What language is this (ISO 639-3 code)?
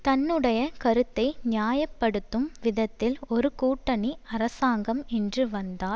tam